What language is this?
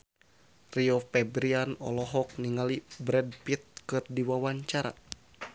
Sundanese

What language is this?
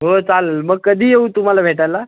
Marathi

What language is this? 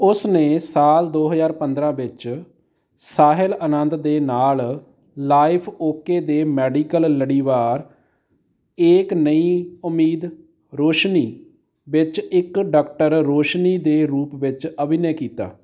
Punjabi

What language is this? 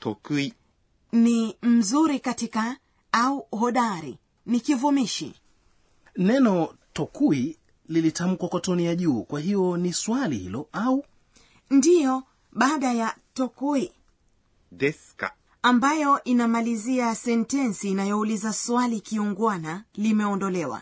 Swahili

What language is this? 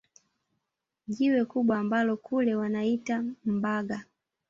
Swahili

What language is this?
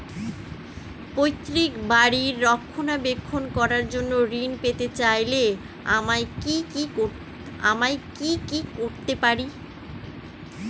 Bangla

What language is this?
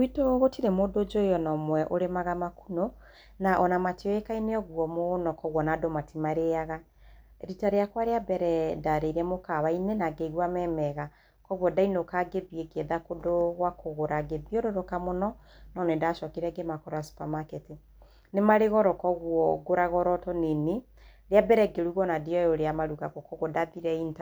Kikuyu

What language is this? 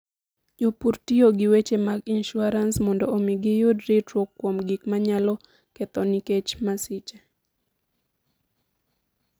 Luo (Kenya and Tanzania)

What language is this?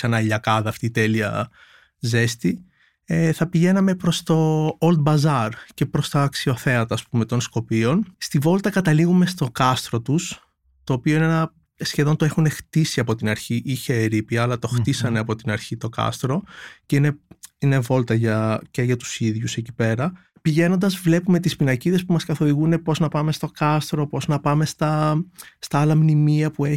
Greek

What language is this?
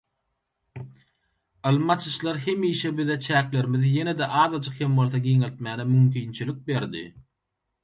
Turkmen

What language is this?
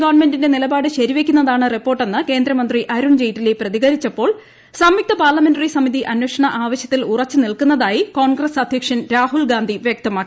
Malayalam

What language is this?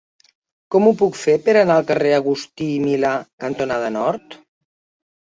Catalan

